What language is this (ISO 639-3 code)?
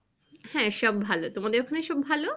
ben